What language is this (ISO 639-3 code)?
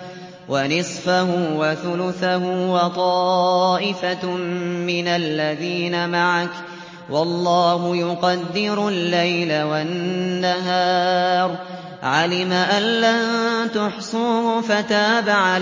ara